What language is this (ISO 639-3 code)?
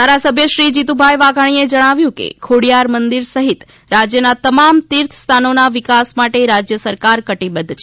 guj